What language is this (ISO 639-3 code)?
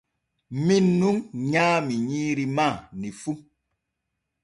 fue